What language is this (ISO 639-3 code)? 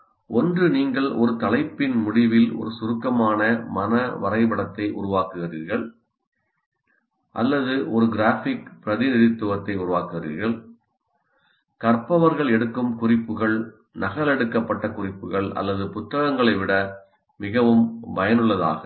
tam